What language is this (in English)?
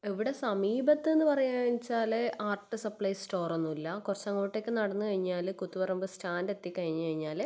Malayalam